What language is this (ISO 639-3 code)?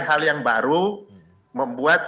ind